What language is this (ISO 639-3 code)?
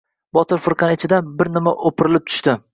uzb